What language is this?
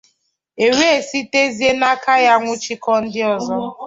Igbo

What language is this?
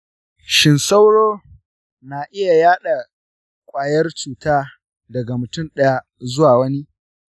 Hausa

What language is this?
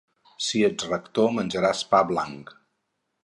Catalan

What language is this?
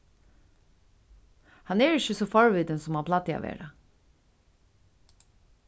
Faroese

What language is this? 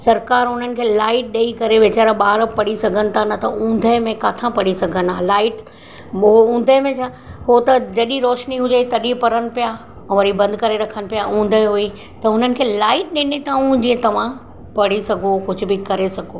Sindhi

